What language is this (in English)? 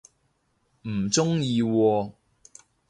Cantonese